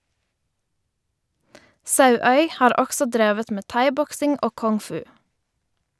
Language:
Norwegian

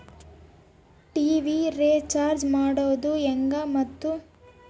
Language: Kannada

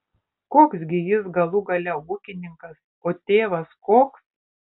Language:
Lithuanian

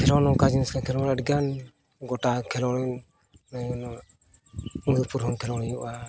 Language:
Santali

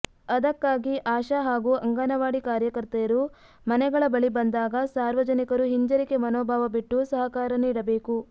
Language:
Kannada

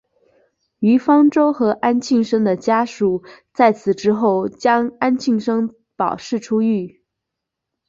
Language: Chinese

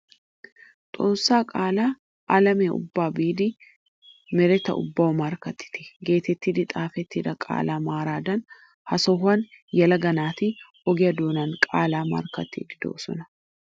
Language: Wolaytta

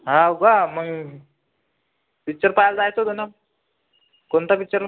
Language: Marathi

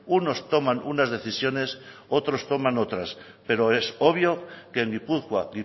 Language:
Spanish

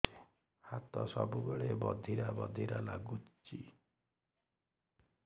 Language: Odia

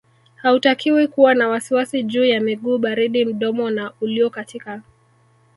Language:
Swahili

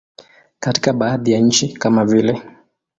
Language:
Swahili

